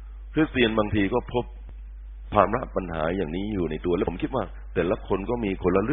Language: Thai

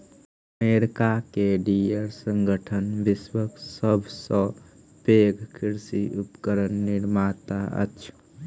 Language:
Maithili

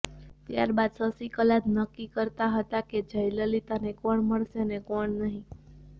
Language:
Gujarati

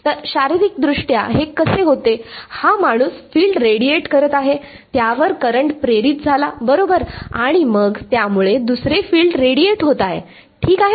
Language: Marathi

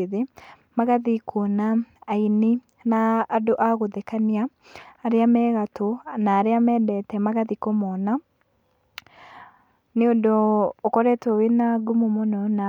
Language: Kikuyu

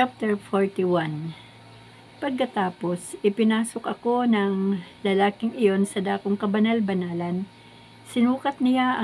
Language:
Filipino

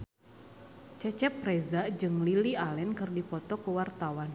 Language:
Sundanese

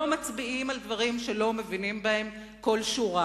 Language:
Hebrew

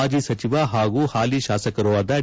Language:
Kannada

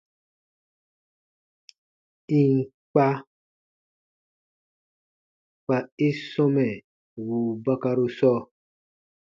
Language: Baatonum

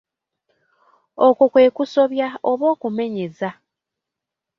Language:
Ganda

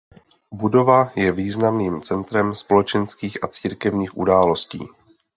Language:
Czech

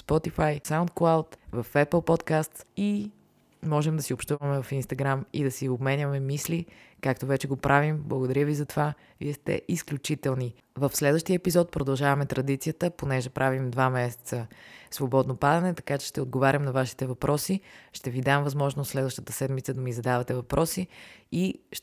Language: Bulgarian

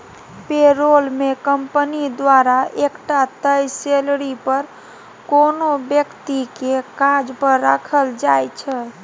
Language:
Maithili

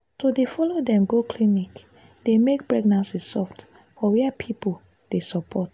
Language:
Nigerian Pidgin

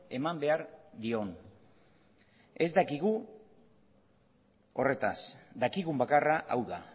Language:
Basque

